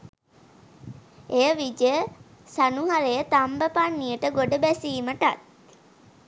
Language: Sinhala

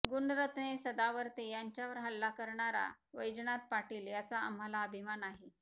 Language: Marathi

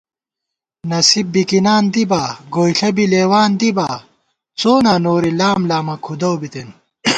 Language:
Gawar-Bati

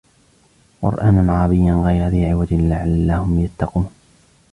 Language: Arabic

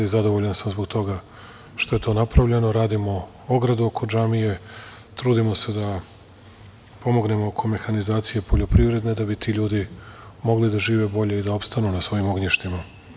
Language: Serbian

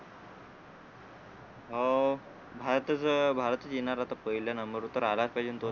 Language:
Marathi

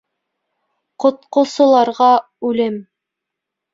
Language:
Bashkir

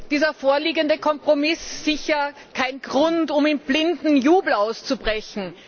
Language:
German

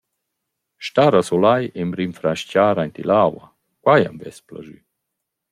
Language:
Romansh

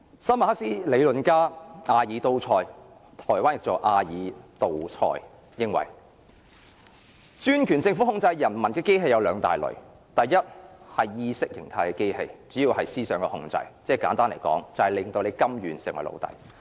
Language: Cantonese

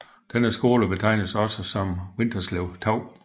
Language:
Danish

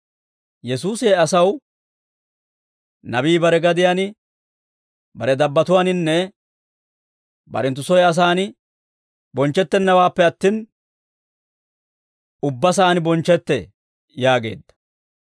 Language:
Dawro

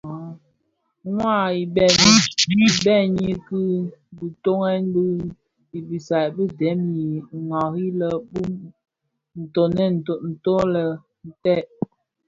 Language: Bafia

